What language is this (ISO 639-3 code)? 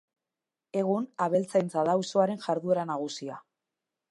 eus